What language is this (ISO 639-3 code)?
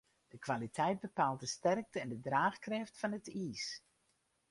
fry